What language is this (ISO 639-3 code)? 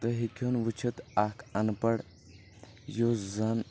kas